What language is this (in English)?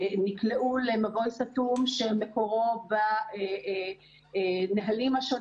Hebrew